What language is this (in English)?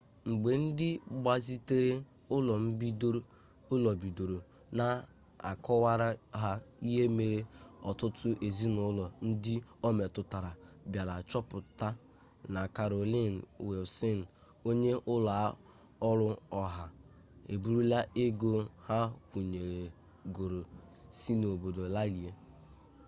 Igbo